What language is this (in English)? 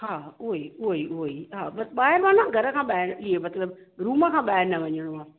Sindhi